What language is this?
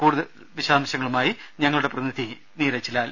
Malayalam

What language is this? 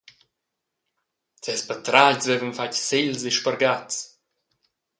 Romansh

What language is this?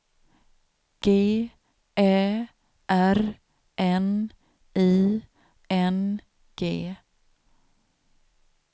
Swedish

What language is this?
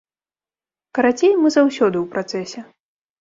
Belarusian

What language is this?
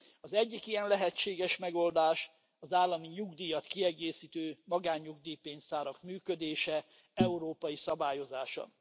Hungarian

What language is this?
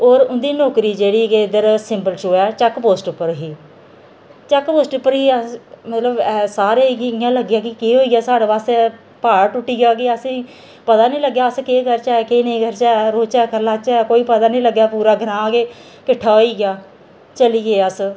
Dogri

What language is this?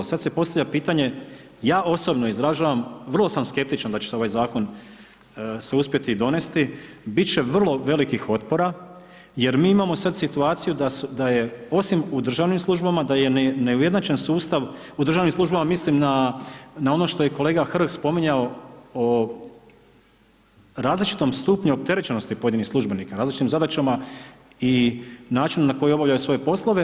Croatian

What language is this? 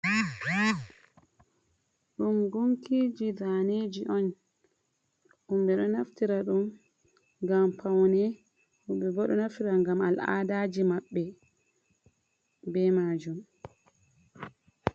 Fula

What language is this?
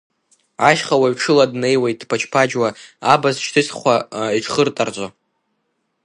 Abkhazian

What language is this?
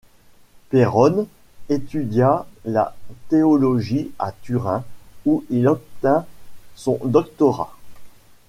French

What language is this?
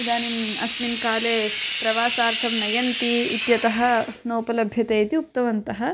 Sanskrit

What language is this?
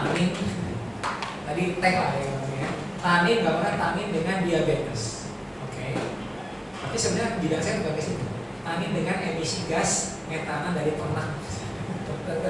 Indonesian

